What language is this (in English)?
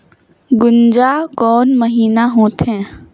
Chhattisgarhi